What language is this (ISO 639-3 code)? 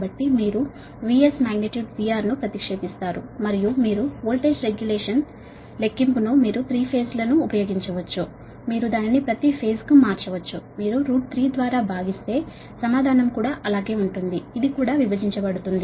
tel